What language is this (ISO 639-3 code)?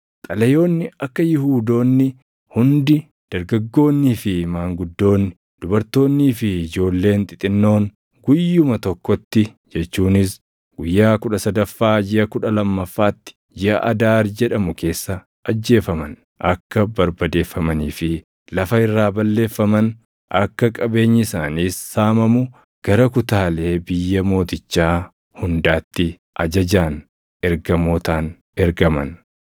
orm